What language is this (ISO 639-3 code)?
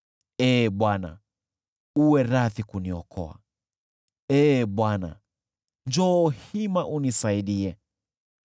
swa